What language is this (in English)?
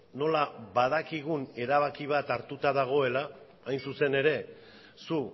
Basque